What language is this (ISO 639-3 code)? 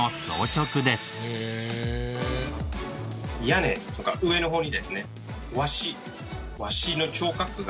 jpn